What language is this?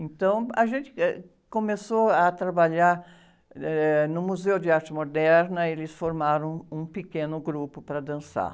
Portuguese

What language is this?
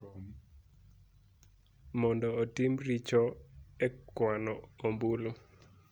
Luo (Kenya and Tanzania)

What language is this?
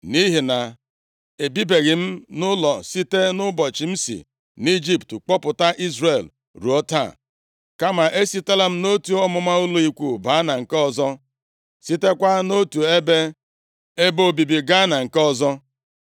Igbo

